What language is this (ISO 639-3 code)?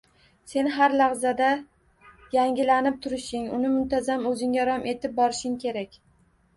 uzb